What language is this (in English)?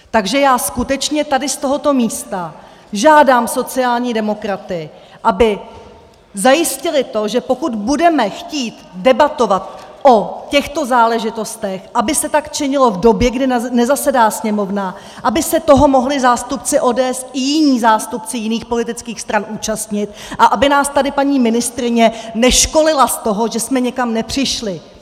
Czech